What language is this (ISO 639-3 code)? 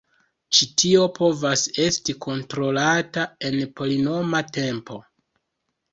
epo